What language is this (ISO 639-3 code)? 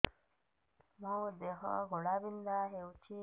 ori